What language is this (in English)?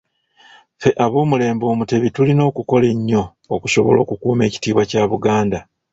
Ganda